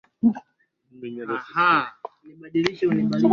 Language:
Swahili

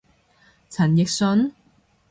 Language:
Cantonese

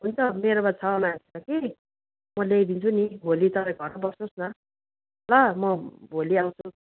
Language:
Nepali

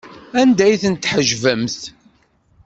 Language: Kabyle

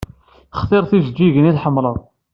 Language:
Kabyle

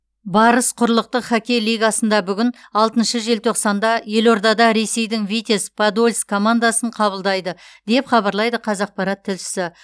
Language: Kazakh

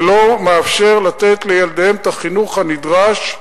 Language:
Hebrew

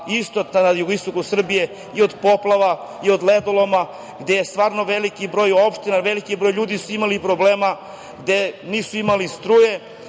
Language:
Serbian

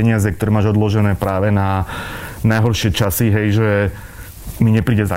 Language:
Slovak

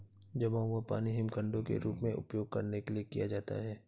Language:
Hindi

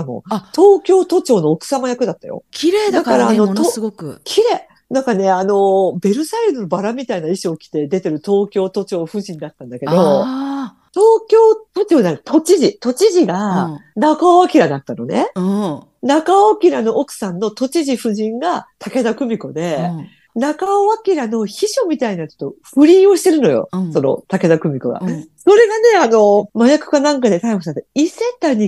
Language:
Japanese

